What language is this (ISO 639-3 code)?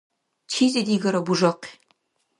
dar